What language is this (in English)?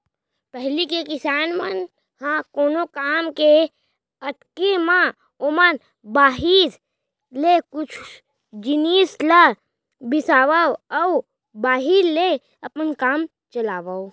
Chhattisgarhi